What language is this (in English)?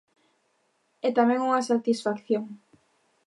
Galician